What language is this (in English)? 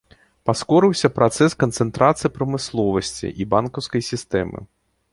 Belarusian